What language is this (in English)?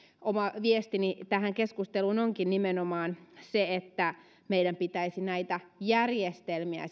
Finnish